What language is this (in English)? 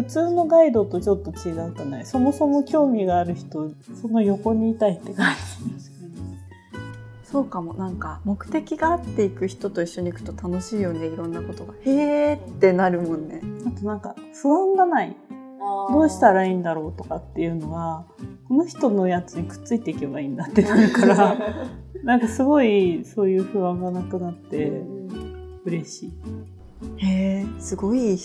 Japanese